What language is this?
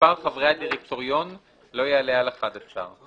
Hebrew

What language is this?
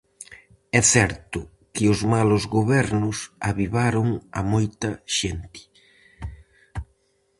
Galician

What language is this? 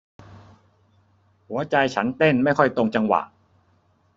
Thai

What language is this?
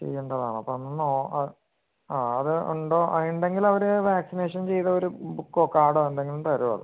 Malayalam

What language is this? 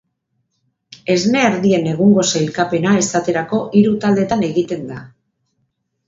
Basque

